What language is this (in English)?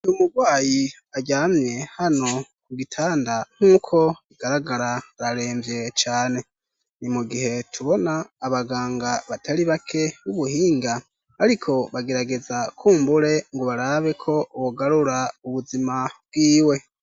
Rundi